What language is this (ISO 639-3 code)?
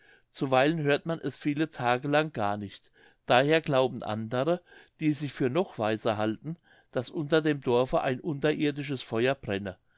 deu